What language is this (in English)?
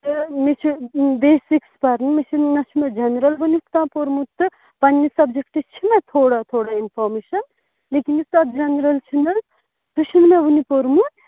Kashmiri